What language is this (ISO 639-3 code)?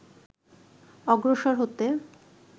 ben